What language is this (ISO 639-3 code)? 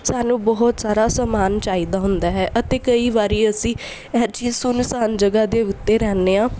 pan